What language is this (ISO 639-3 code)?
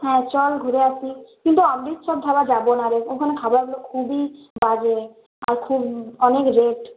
ben